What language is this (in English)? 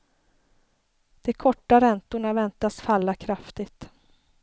Swedish